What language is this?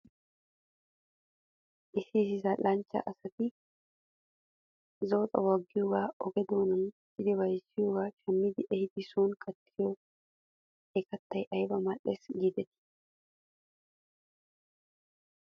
Wolaytta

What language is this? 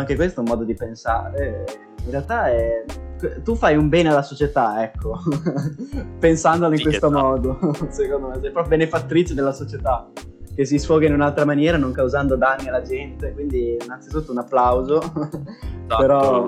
Italian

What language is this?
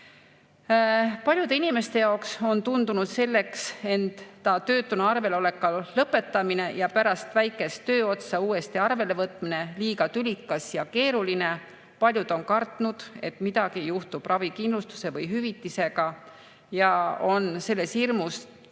Estonian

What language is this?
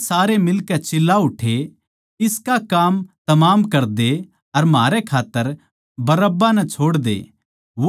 Haryanvi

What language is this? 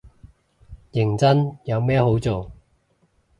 Cantonese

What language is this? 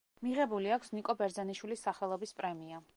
Georgian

